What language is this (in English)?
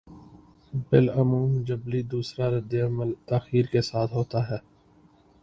Urdu